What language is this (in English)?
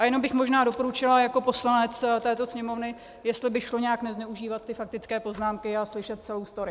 Czech